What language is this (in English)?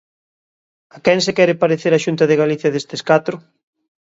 Galician